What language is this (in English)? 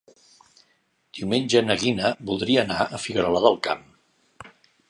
Catalan